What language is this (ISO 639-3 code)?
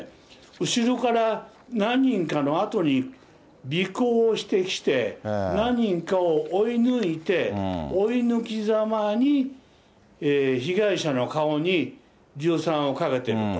jpn